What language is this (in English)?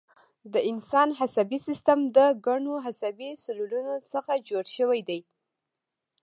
Pashto